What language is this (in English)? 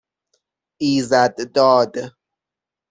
Persian